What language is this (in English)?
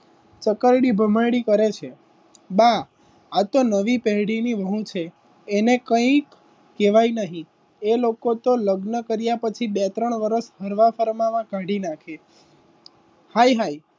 Gujarati